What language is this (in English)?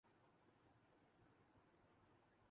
Urdu